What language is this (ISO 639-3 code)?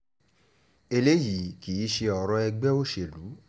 yor